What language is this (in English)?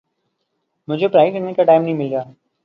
Urdu